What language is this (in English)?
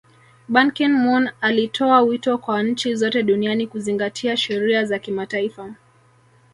Swahili